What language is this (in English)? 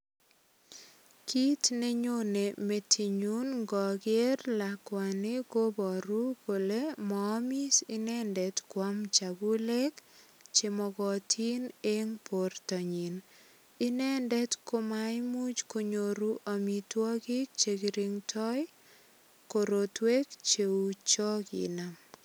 Kalenjin